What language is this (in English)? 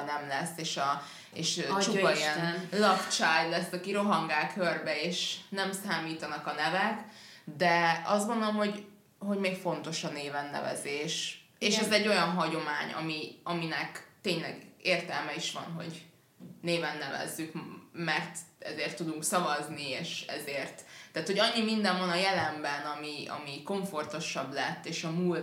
Hungarian